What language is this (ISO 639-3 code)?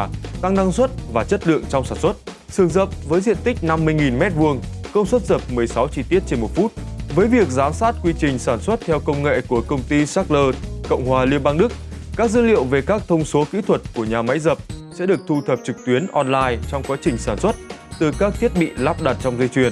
vie